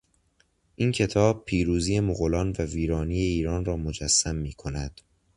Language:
Persian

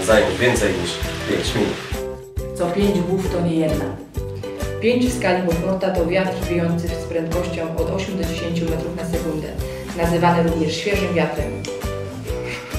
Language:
Polish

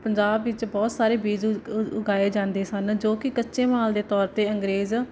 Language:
Punjabi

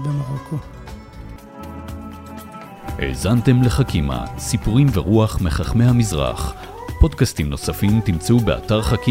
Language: Hebrew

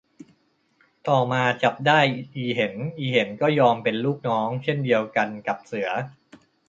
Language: Thai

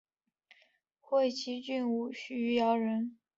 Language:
Chinese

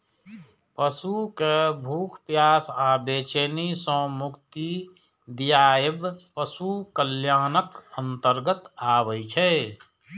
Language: Maithili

